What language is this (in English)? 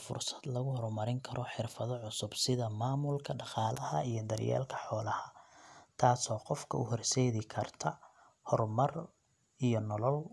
Somali